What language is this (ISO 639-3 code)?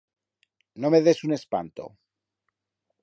arg